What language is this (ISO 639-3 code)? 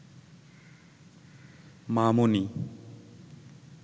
ben